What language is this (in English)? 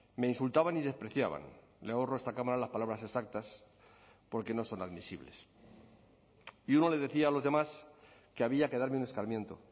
Spanish